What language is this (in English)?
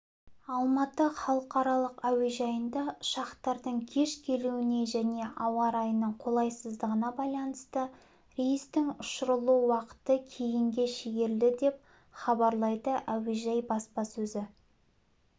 Kazakh